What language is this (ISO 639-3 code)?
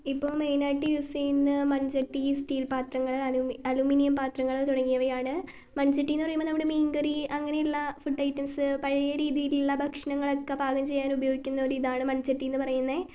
mal